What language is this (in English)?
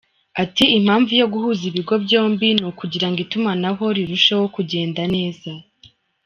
Kinyarwanda